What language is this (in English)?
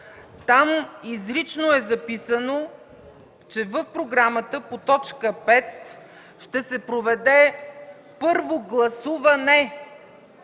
Bulgarian